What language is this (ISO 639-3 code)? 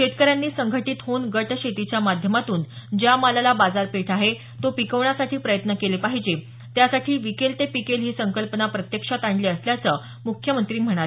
mar